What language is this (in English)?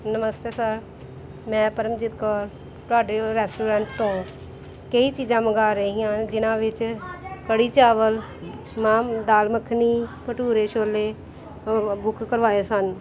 Punjabi